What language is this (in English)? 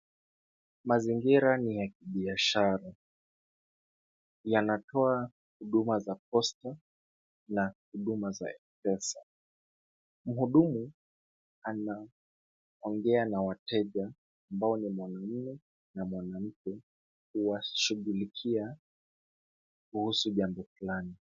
Swahili